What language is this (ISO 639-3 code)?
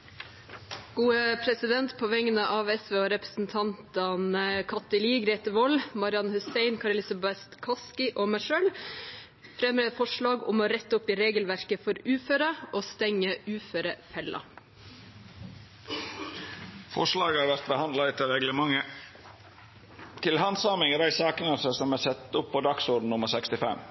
nor